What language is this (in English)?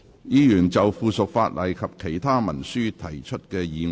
Cantonese